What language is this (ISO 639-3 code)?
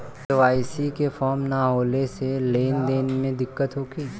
bho